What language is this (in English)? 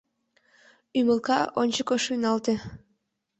Mari